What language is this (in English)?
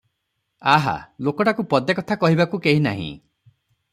Odia